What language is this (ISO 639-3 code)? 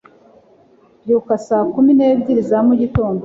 kin